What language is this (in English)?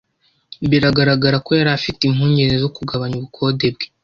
Kinyarwanda